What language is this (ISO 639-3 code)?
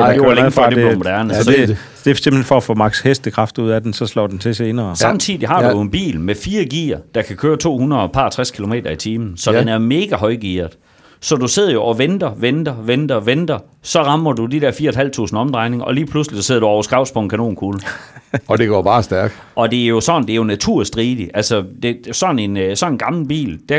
dan